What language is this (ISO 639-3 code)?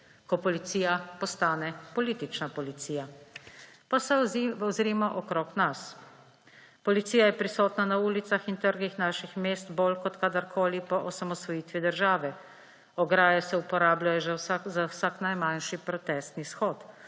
slv